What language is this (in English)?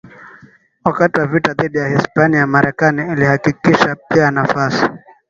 Swahili